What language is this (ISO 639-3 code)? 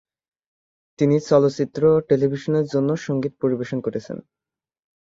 ben